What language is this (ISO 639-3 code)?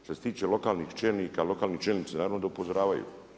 hrv